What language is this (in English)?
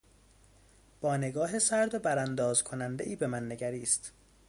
Persian